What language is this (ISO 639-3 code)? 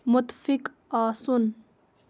kas